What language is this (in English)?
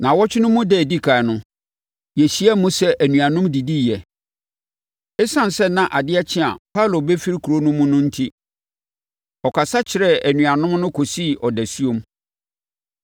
Akan